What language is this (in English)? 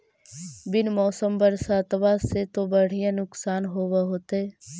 Magahi